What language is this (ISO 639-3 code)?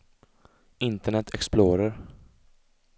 swe